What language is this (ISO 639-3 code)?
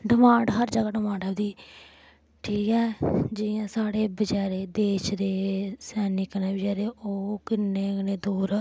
doi